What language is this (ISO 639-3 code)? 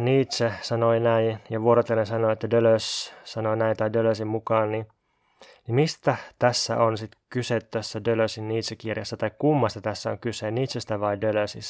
fin